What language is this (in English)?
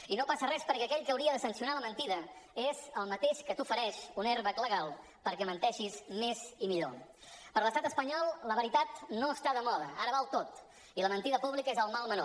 Catalan